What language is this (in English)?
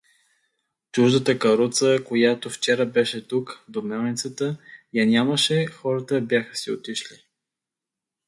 Bulgarian